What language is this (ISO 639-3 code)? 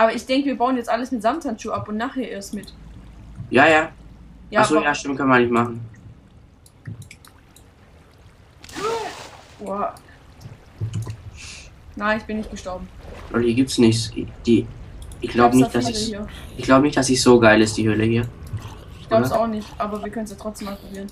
deu